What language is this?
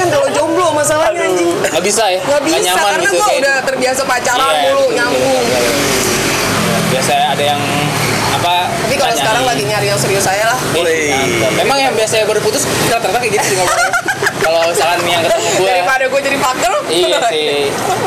Indonesian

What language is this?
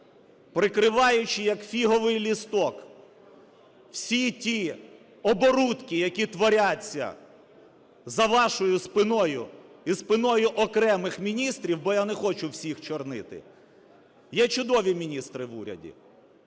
Ukrainian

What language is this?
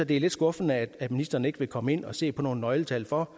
Danish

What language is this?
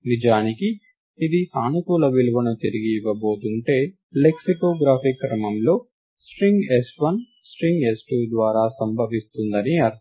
Telugu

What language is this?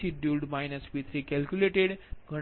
Gujarati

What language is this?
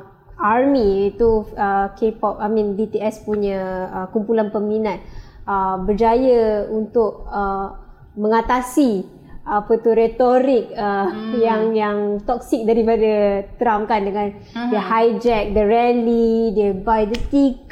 Malay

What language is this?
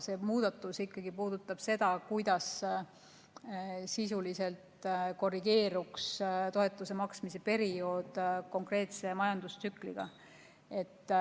Estonian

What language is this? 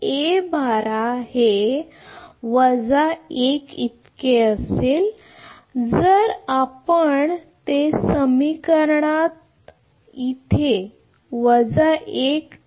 Marathi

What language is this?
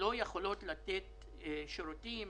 Hebrew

